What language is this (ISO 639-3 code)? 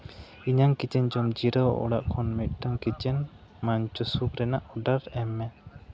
sat